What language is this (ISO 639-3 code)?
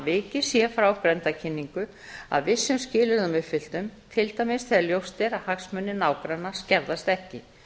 isl